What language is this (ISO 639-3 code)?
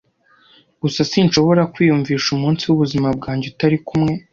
kin